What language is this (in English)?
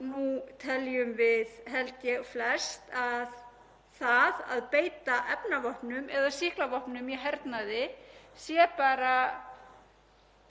Icelandic